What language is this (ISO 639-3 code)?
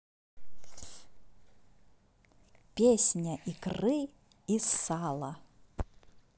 rus